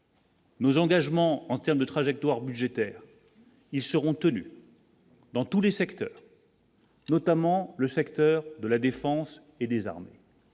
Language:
French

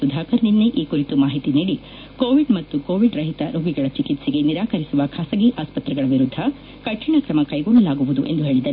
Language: Kannada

